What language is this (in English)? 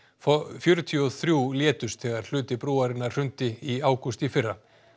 Icelandic